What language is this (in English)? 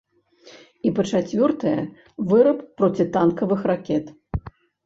Belarusian